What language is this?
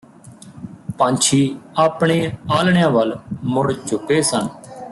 Punjabi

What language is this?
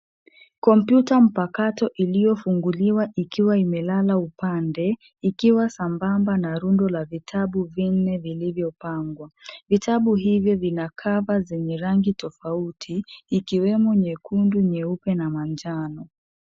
Swahili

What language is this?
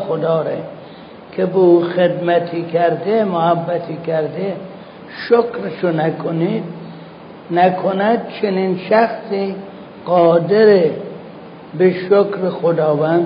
Persian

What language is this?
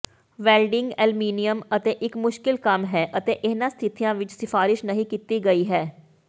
Punjabi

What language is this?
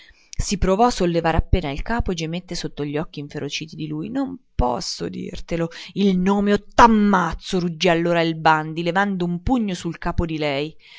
Italian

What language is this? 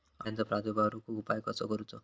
Marathi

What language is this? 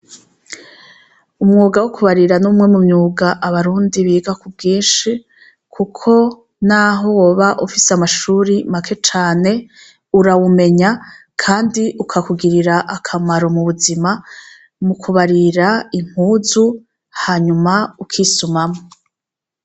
Rundi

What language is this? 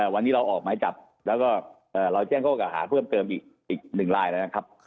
Thai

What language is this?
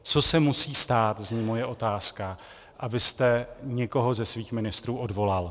Czech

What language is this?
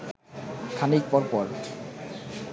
Bangla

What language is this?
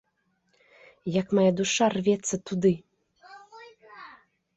Belarusian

